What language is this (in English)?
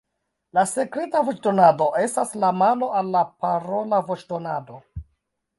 Esperanto